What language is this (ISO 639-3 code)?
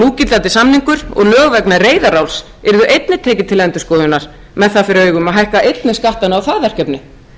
isl